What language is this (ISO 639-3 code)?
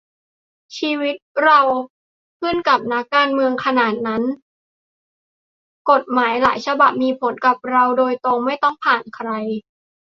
tha